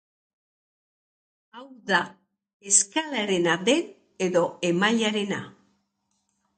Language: Basque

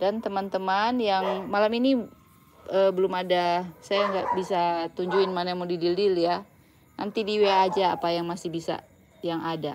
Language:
Indonesian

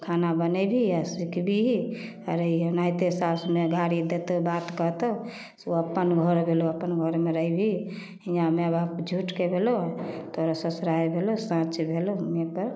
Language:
Maithili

